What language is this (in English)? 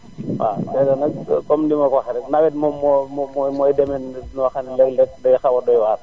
Wolof